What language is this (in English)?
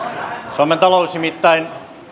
Finnish